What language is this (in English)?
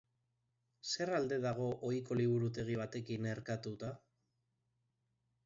Basque